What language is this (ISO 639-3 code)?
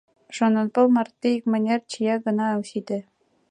chm